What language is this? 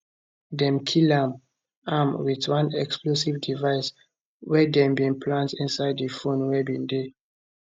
Nigerian Pidgin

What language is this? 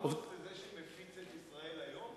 Hebrew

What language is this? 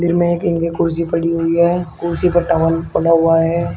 Hindi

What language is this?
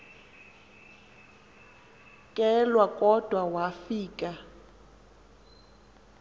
Xhosa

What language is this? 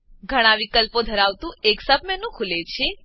Gujarati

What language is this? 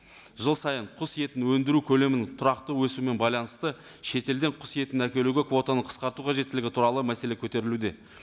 Kazakh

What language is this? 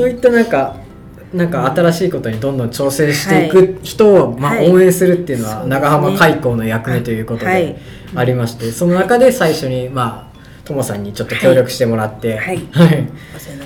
Japanese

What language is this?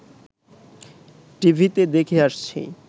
Bangla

